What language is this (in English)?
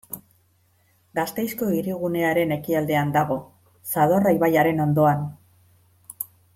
Basque